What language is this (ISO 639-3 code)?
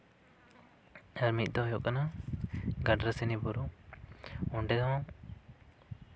sat